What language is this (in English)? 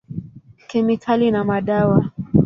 Swahili